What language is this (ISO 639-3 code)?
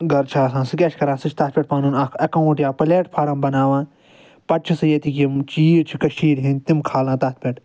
kas